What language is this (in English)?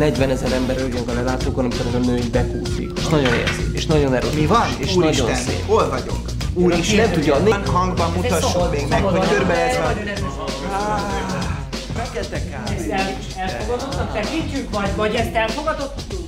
Hungarian